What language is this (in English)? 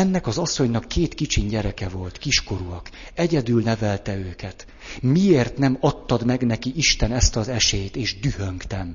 Hungarian